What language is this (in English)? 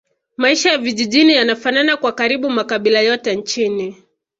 Swahili